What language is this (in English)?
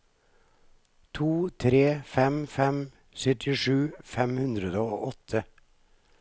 Norwegian